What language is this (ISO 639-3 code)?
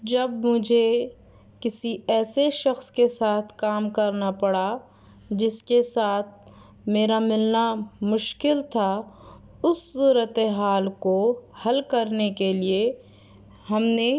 urd